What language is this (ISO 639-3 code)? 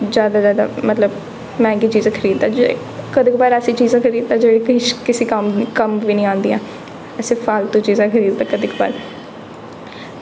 doi